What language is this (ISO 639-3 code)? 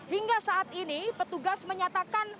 ind